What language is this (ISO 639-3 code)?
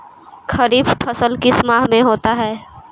mag